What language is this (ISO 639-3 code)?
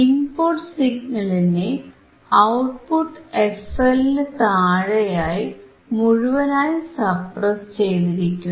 mal